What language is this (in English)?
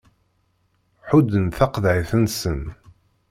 Kabyle